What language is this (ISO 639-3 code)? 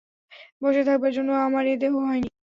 ben